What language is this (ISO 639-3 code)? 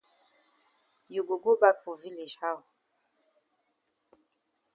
wes